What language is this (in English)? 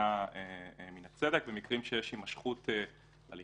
Hebrew